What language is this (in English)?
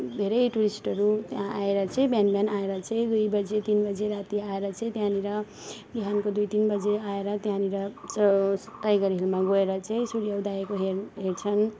Nepali